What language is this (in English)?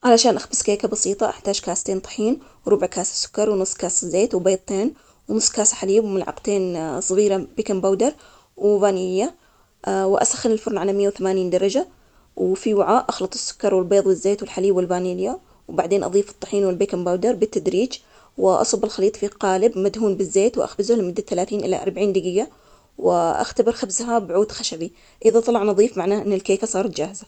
Omani Arabic